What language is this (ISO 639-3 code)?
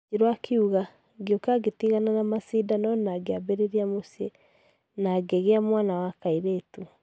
kik